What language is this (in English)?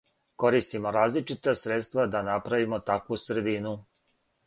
Serbian